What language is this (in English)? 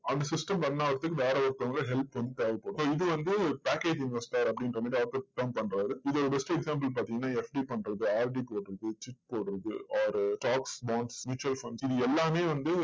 Tamil